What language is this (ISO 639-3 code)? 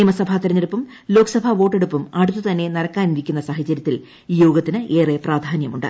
mal